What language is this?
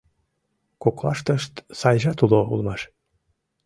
Mari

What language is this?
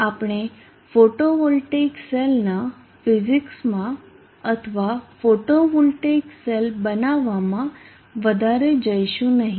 Gujarati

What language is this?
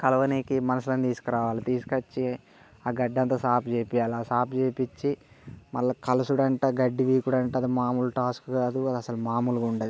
Telugu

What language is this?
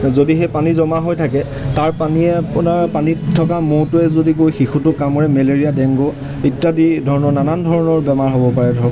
Assamese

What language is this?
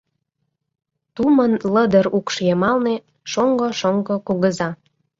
Mari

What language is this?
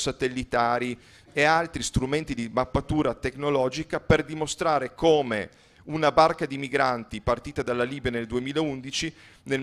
Italian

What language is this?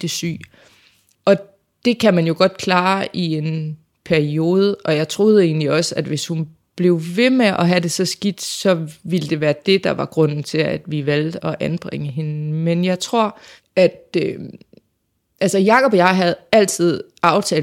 Danish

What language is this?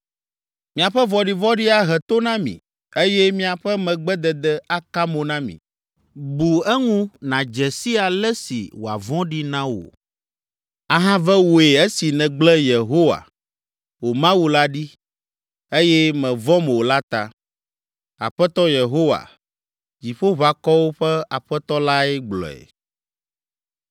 Ewe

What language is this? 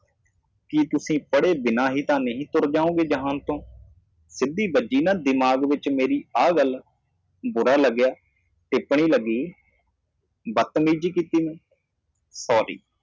Punjabi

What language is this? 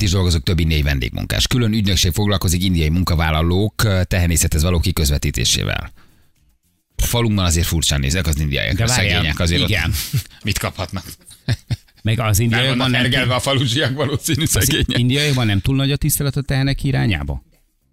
Hungarian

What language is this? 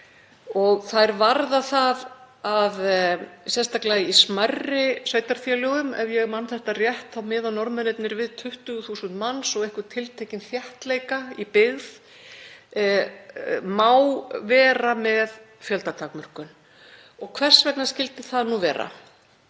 Icelandic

